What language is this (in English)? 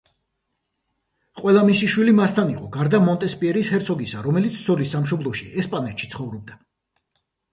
Georgian